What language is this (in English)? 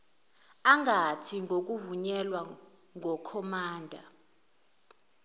Zulu